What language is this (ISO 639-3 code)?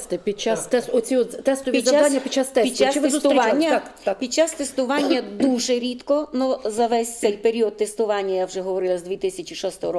ukr